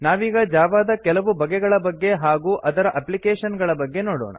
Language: Kannada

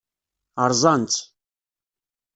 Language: Kabyle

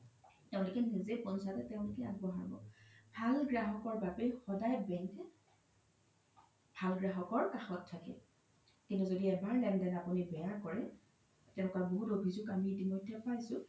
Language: Assamese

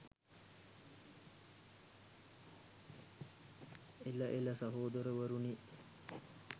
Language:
Sinhala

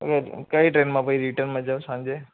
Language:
Gujarati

